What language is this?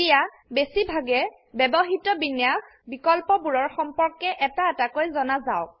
Assamese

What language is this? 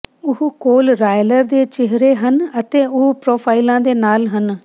Punjabi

